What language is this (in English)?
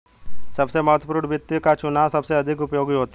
Hindi